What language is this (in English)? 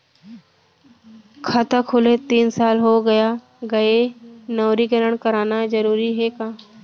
Chhattisgarhi